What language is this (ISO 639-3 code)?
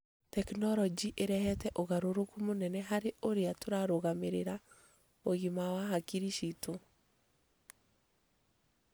kik